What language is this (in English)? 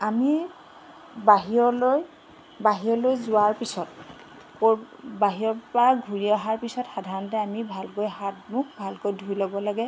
Assamese